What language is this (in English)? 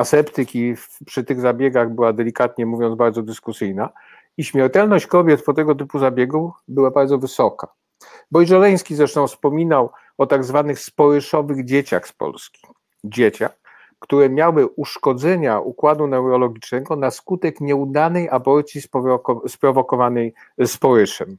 Polish